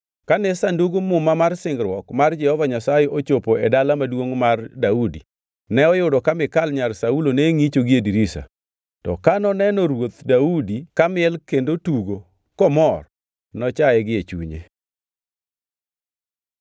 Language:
Luo (Kenya and Tanzania)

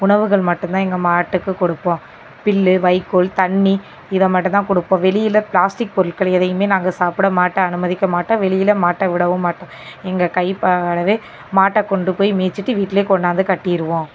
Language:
Tamil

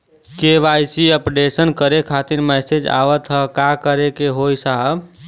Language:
Bhojpuri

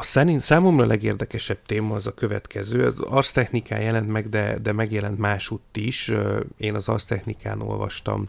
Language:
Hungarian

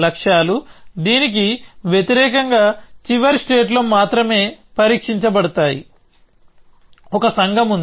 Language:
Telugu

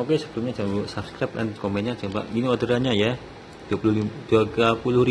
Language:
Indonesian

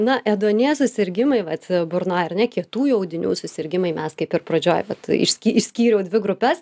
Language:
Lithuanian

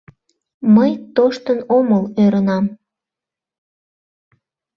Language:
Mari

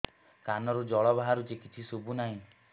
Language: Odia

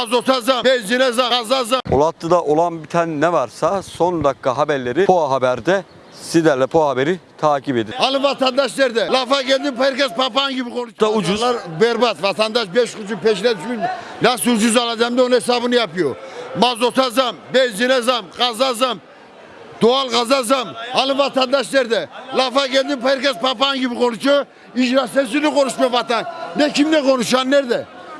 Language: Turkish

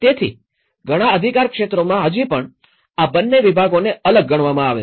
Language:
Gujarati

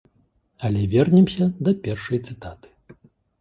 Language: Belarusian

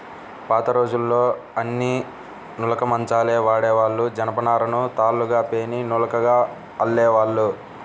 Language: Telugu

